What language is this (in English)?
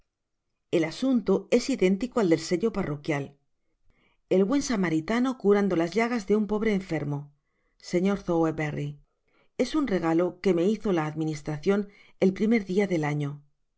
Spanish